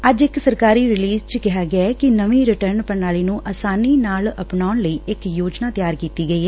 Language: Punjabi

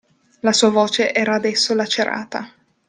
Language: Italian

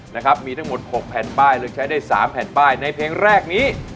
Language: Thai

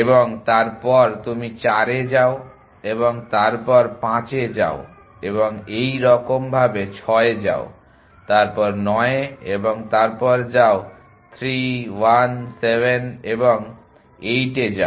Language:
Bangla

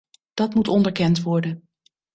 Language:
Dutch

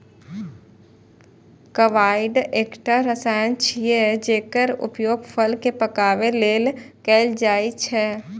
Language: Maithili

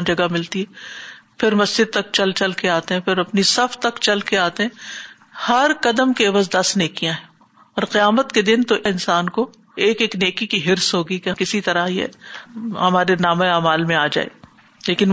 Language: Urdu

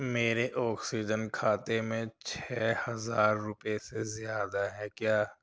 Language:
Urdu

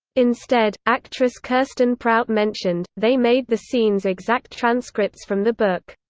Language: English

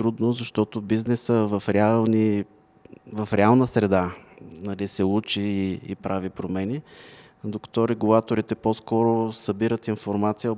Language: Bulgarian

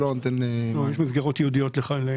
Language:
Hebrew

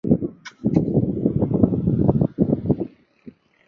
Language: Swahili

